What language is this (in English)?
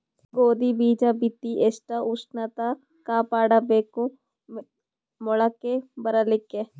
Kannada